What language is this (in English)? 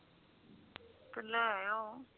Punjabi